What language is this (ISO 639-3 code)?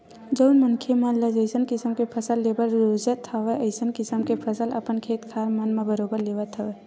hne